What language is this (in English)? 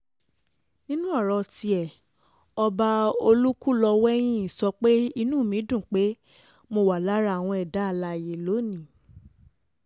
Yoruba